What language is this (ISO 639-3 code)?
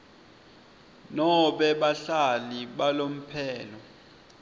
ssw